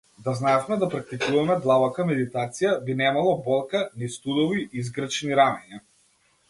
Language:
Macedonian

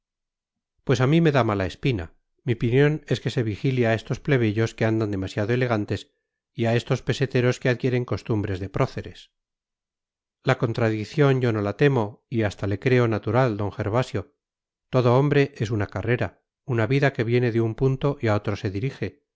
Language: Spanish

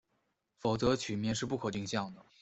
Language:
Chinese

